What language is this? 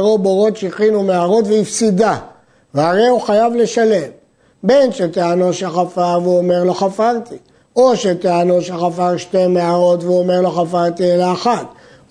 Hebrew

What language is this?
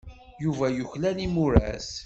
Kabyle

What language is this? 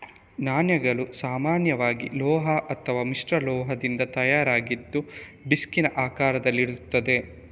Kannada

